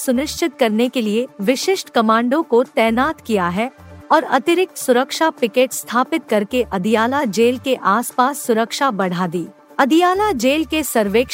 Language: Hindi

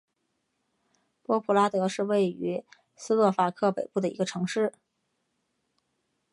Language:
Chinese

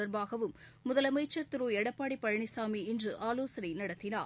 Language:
Tamil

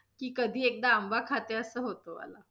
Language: Marathi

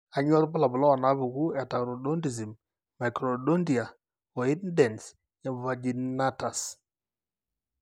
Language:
Masai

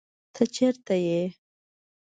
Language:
Pashto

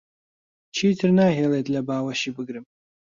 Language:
Central Kurdish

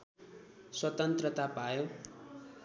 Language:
Nepali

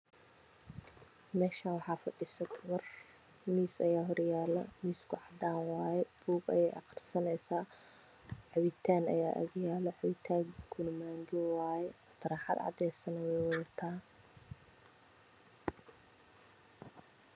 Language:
Somali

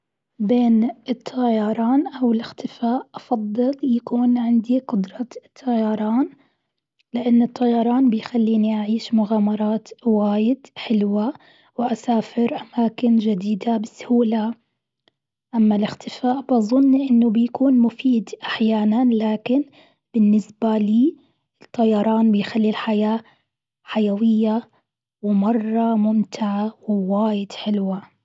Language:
Gulf Arabic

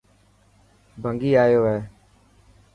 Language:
Dhatki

